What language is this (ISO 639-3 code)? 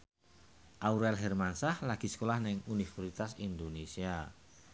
jav